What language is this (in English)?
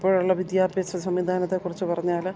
Malayalam